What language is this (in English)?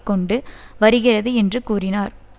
Tamil